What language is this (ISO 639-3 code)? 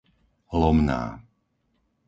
slk